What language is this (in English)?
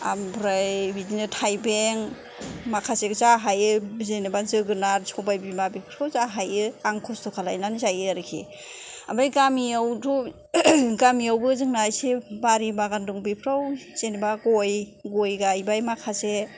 Bodo